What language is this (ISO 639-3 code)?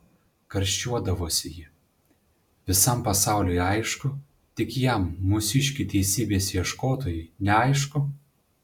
lit